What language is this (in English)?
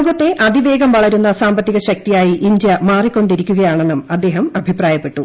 Malayalam